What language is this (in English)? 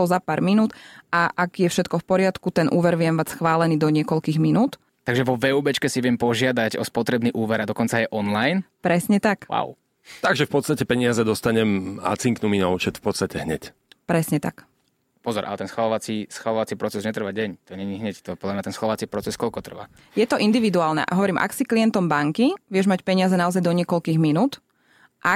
Slovak